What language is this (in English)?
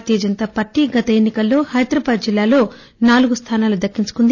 Telugu